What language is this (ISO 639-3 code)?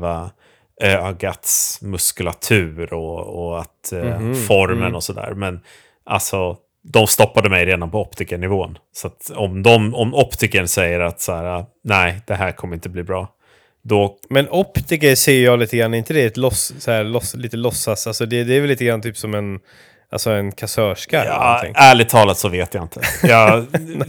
swe